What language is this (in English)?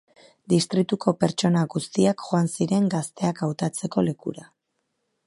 Basque